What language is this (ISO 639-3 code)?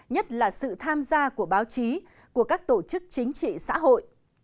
vie